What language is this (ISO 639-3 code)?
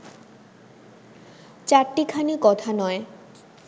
ben